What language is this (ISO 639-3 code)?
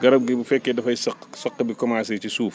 wol